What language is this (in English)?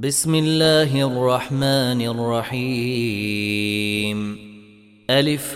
Arabic